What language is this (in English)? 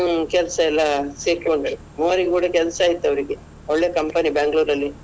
Kannada